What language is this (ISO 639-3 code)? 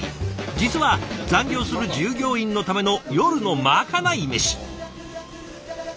jpn